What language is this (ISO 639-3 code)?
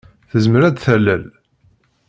kab